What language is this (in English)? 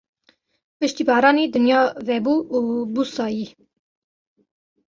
Kurdish